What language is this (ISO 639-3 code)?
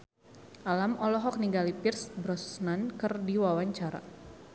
sun